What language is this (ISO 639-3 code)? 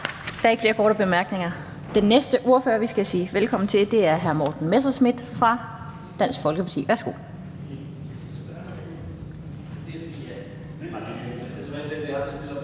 dan